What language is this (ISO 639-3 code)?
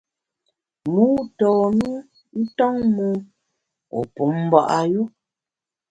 bax